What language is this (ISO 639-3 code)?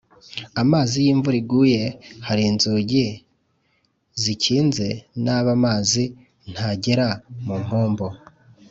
kin